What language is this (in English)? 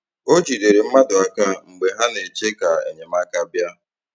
Igbo